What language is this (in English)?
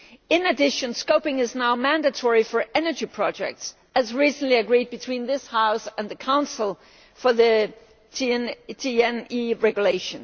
English